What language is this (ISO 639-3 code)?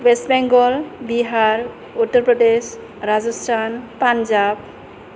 brx